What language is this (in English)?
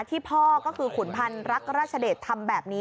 Thai